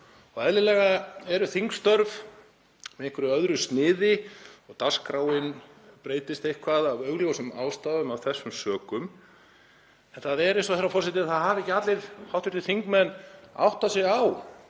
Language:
Icelandic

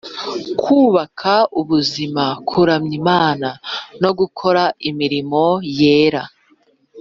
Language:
Kinyarwanda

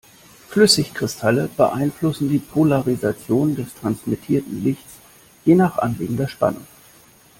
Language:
German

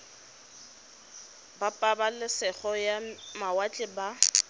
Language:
Tswana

